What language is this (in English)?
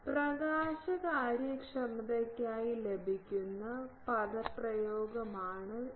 Malayalam